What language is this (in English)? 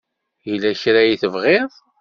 Kabyle